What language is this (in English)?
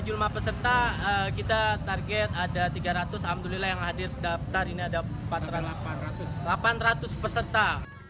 Indonesian